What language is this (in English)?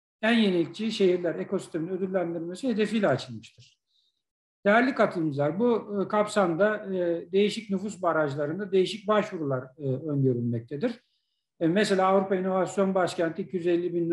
Turkish